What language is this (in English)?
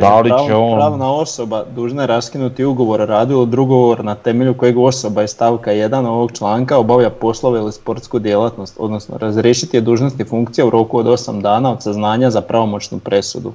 Croatian